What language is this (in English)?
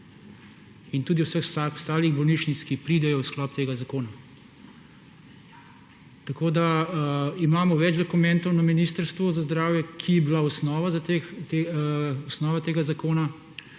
Slovenian